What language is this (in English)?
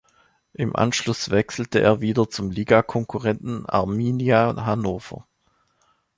German